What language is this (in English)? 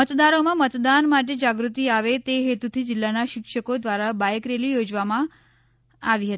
Gujarati